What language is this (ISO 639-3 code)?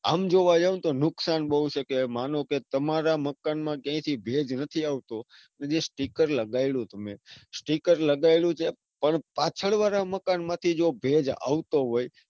guj